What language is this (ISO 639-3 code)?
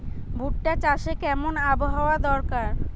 ben